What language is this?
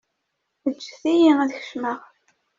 Kabyle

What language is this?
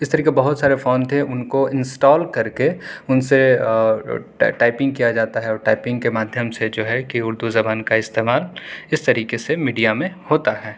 Urdu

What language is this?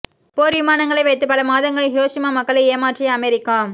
Tamil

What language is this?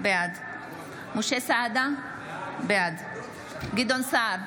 Hebrew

